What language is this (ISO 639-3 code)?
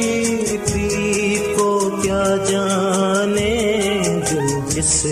urd